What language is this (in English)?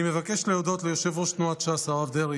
Hebrew